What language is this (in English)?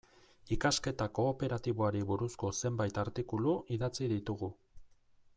Basque